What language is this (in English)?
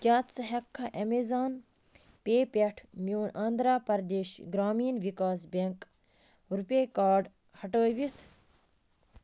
Kashmiri